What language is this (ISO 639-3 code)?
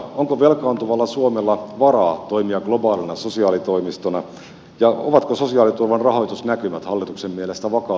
fin